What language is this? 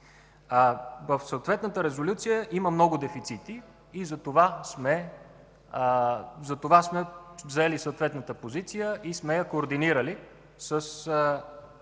Bulgarian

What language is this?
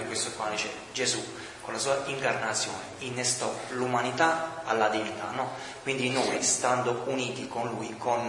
Italian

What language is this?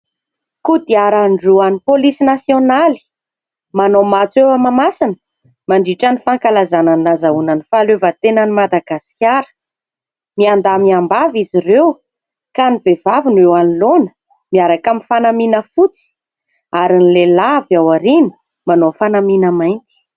Malagasy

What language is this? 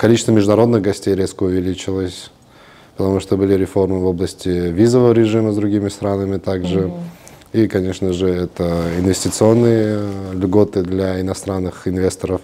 Russian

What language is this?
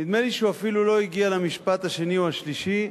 Hebrew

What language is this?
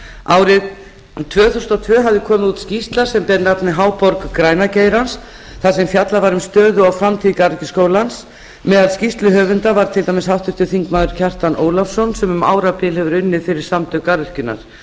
Icelandic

